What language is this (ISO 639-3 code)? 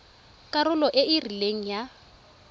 tsn